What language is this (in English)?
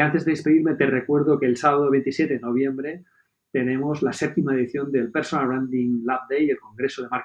Spanish